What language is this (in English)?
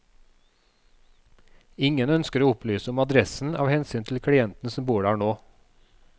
Norwegian